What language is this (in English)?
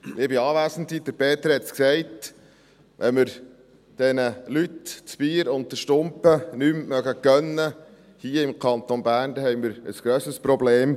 Swiss German